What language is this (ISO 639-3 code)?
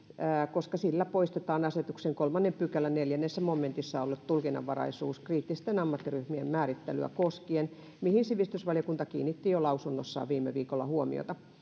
fin